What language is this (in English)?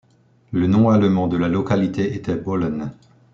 French